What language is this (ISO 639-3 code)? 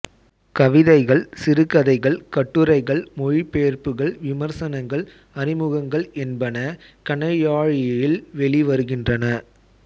tam